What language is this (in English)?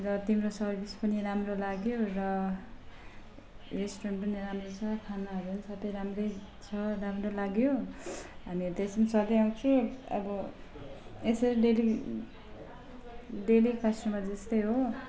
Nepali